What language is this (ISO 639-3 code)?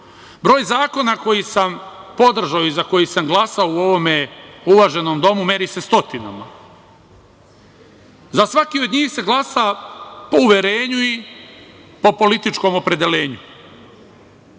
srp